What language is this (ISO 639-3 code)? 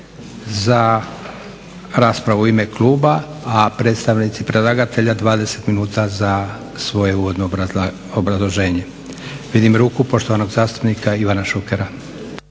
hrv